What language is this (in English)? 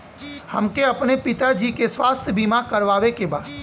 Bhojpuri